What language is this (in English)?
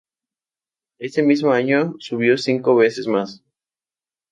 Spanish